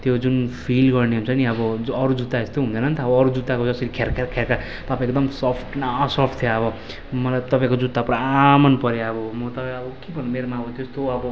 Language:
Nepali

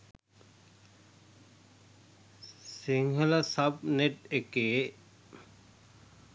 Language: Sinhala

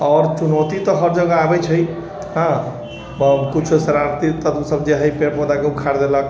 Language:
Maithili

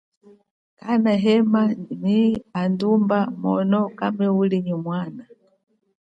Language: Chokwe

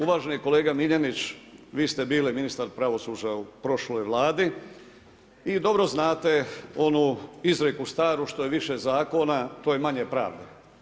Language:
Croatian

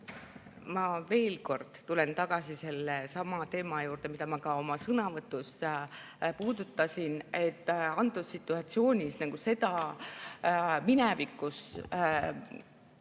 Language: Estonian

